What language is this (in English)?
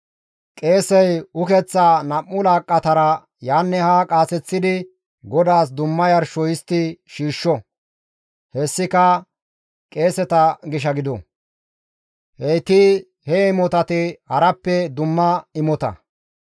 Gamo